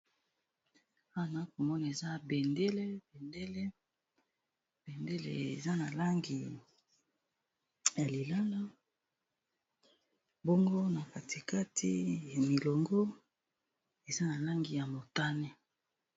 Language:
Lingala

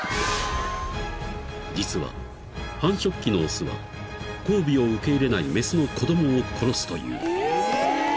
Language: Japanese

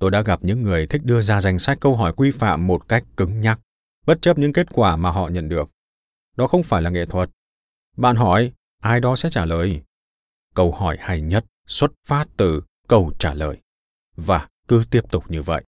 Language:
Vietnamese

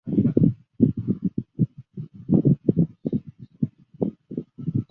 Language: Chinese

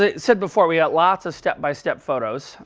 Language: English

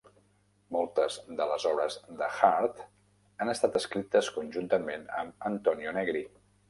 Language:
Catalan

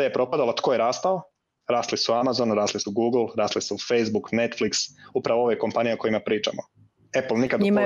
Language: Croatian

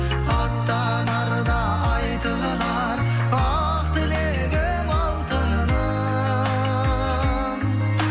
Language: Kazakh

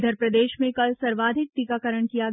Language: Hindi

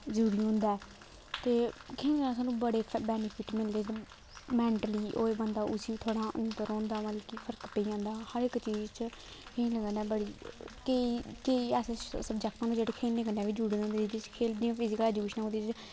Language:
Dogri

